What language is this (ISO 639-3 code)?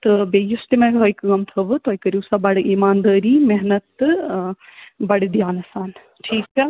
kas